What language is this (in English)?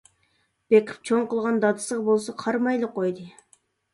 Uyghur